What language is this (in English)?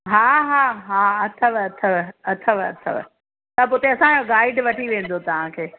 Sindhi